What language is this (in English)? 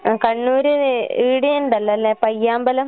Malayalam